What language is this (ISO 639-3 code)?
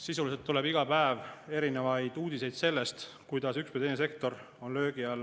est